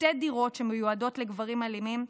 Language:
Hebrew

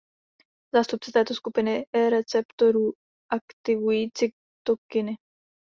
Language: Czech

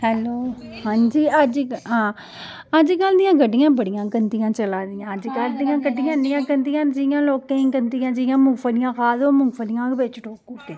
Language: Dogri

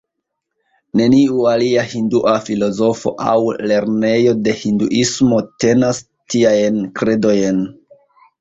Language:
Esperanto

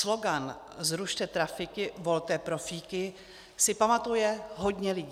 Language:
Czech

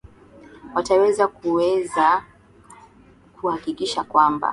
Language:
Swahili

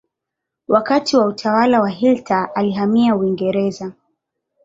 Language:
Swahili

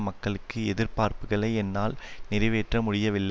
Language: Tamil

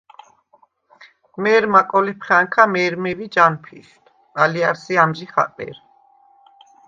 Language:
Svan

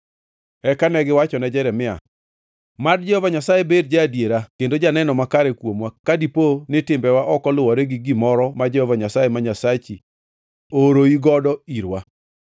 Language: Luo (Kenya and Tanzania)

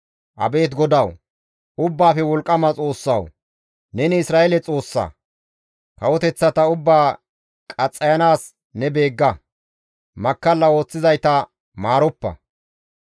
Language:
Gamo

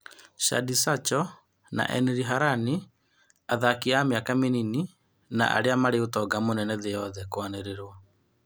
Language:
Kikuyu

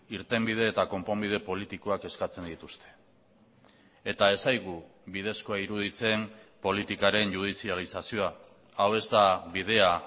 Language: Basque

